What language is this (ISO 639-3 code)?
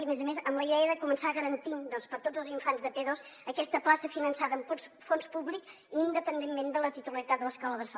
cat